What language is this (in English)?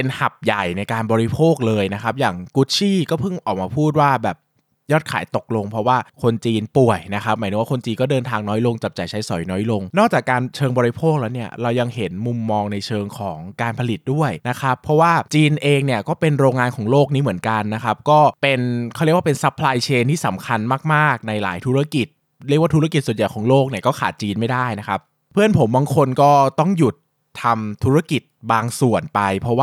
Thai